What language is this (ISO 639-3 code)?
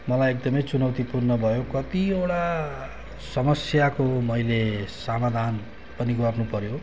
nep